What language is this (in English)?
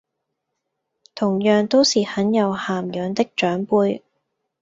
Cantonese